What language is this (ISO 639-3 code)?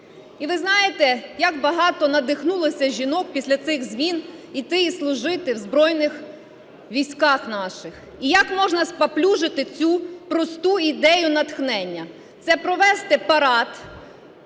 ukr